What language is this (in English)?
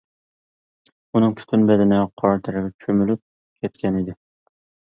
Uyghur